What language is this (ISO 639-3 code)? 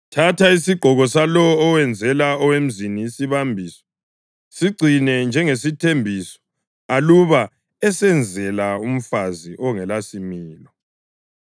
nde